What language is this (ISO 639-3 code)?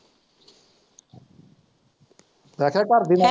pan